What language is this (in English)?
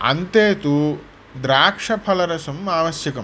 Sanskrit